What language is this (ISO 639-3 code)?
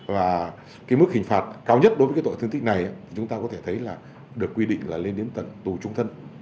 vie